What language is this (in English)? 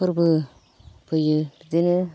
Bodo